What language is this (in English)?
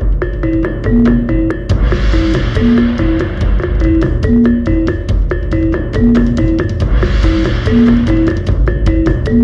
Indonesian